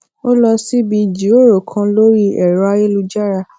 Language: Yoruba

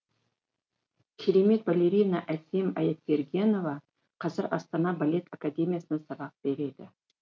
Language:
Kazakh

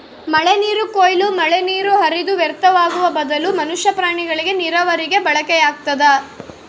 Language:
Kannada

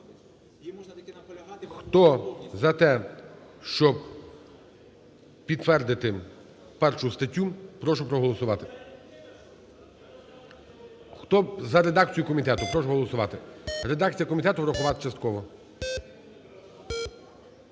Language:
Ukrainian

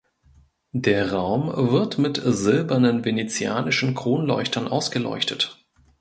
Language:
German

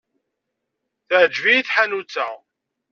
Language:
Kabyle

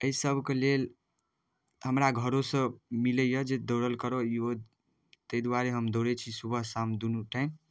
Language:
Maithili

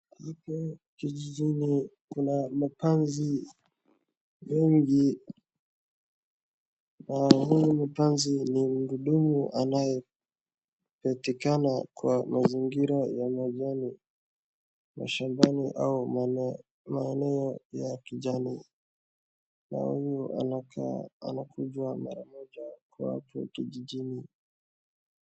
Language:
Swahili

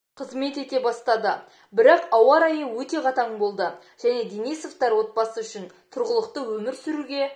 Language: Kazakh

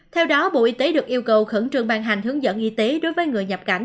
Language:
Vietnamese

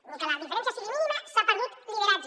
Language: Catalan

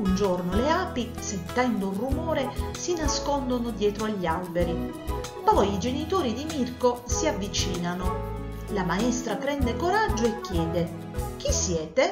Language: Italian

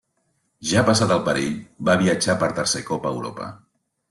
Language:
Catalan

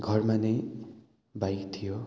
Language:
Nepali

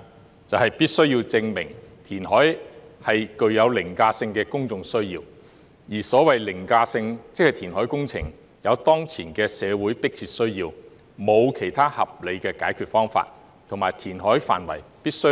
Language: Cantonese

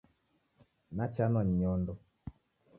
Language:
Taita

